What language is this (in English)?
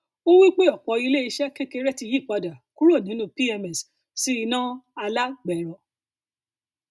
Yoruba